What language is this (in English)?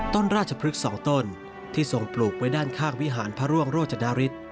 Thai